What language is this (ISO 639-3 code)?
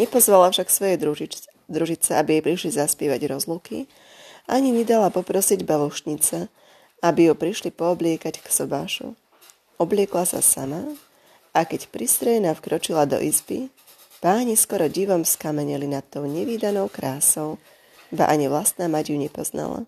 slk